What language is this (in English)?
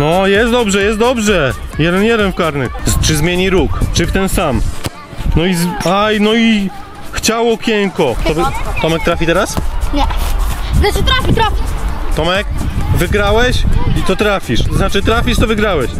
Polish